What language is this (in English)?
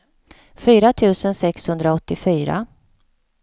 Swedish